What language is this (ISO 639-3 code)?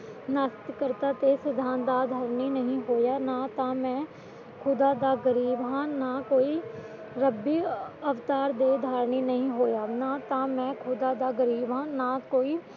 pan